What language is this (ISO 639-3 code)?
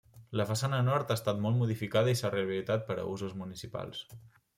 cat